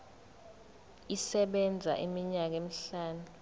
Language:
Zulu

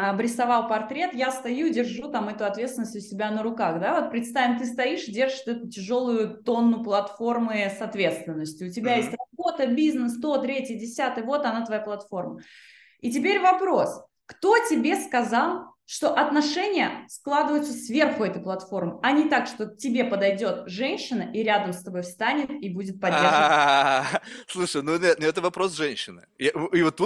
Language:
Russian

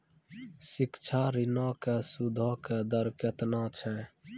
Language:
Maithili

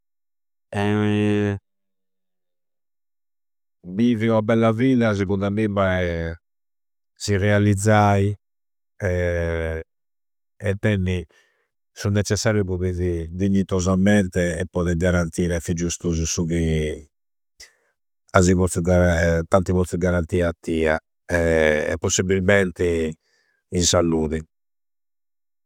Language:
Campidanese Sardinian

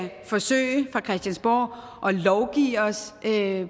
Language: Danish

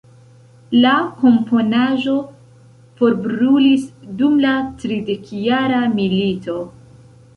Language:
Esperanto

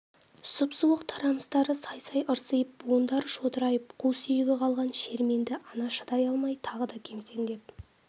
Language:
Kazakh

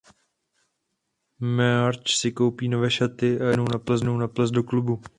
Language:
Czech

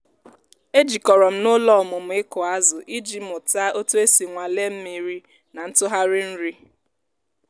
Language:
Igbo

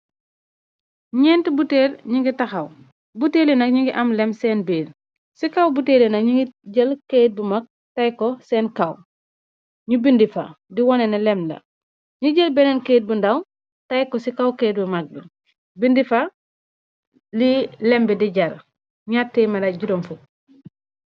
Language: Wolof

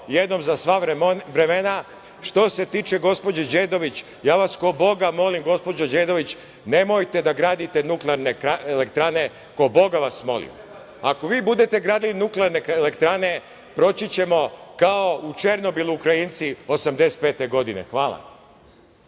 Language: Serbian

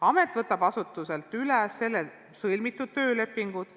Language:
Estonian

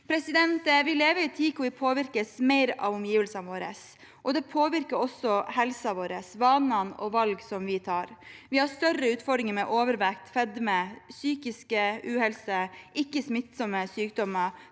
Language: Norwegian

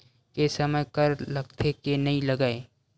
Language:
Chhattisgarhi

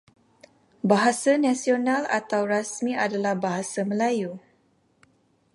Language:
Malay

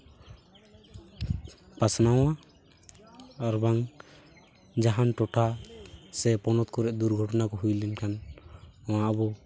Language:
Santali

